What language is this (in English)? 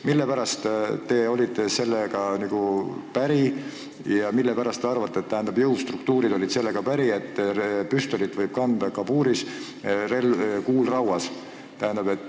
Estonian